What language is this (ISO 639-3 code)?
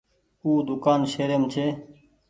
gig